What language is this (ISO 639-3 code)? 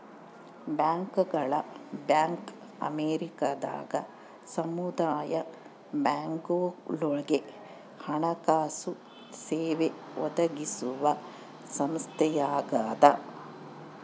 kan